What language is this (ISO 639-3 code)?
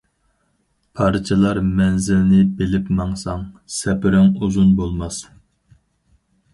uig